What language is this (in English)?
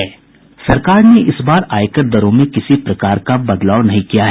Hindi